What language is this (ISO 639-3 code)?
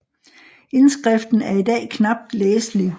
dan